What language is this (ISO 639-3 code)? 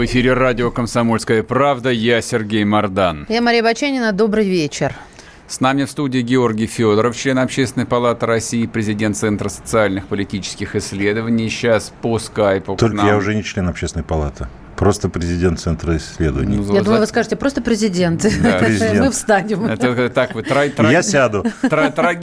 rus